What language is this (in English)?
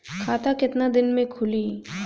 Bhojpuri